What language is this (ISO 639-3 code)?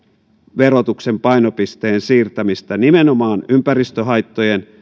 fin